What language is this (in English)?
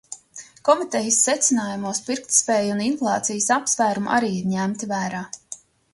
Latvian